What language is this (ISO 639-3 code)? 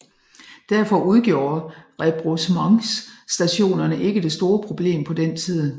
dan